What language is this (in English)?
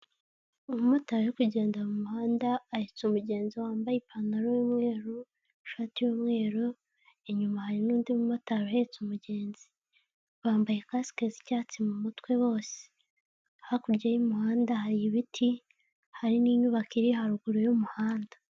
Kinyarwanda